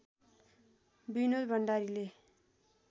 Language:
Nepali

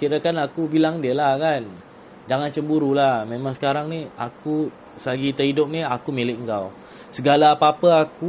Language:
Malay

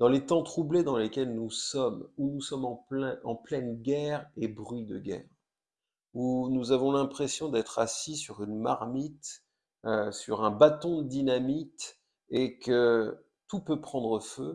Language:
French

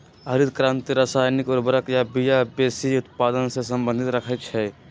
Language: Magahi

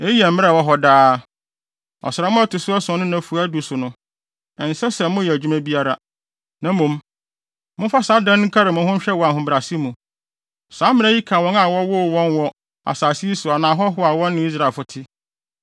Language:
Akan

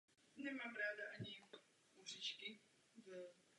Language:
Czech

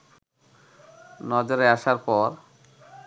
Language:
Bangla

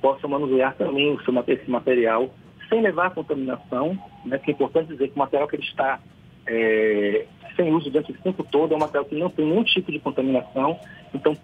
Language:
Portuguese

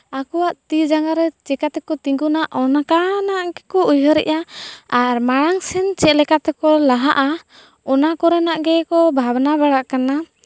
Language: Santali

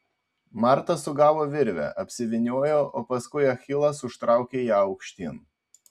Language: Lithuanian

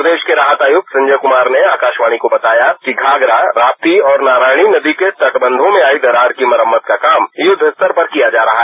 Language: Hindi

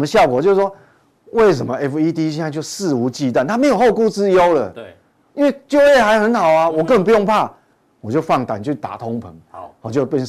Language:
Chinese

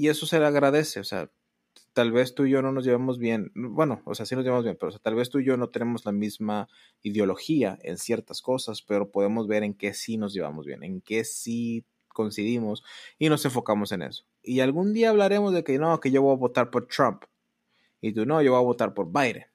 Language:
Spanish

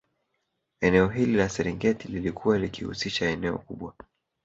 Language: Swahili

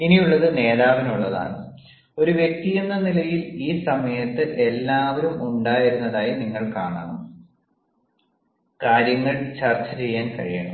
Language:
Malayalam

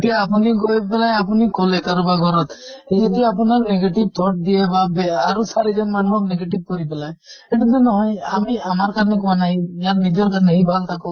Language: Assamese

